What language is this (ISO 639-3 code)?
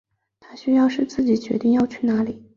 zho